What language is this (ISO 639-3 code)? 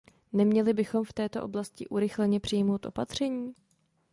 ces